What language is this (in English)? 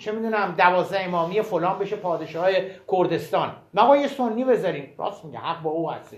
Persian